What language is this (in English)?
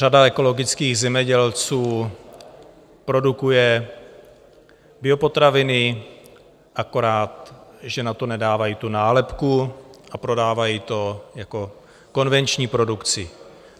Czech